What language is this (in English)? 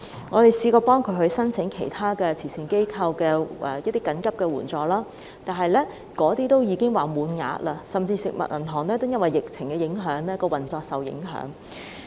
Cantonese